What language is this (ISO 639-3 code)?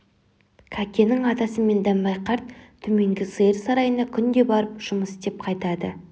kaz